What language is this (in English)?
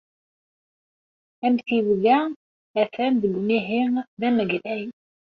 Kabyle